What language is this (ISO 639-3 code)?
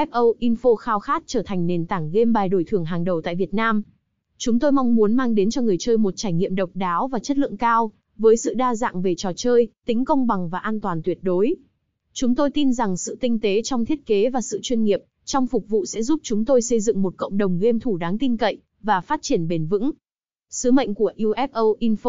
vie